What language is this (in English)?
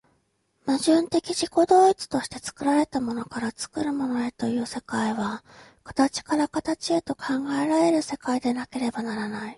Japanese